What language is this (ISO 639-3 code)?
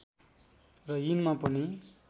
nep